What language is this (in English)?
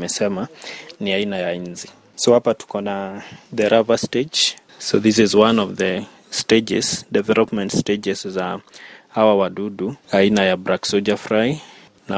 Swahili